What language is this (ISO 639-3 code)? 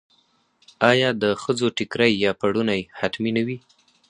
pus